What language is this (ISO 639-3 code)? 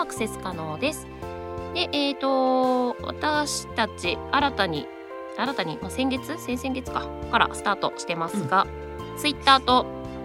jpn